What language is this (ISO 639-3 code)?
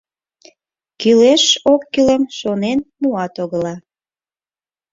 chm